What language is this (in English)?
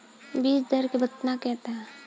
Bhojpuri